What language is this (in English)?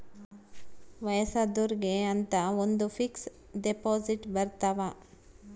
Kannada